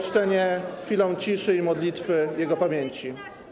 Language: Polish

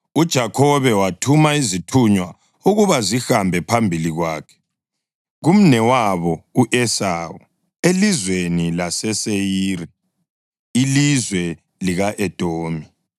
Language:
North Ndebele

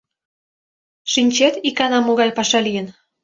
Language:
Mari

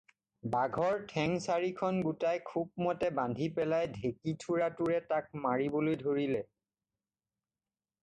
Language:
Assamese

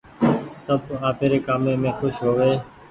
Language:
Goaria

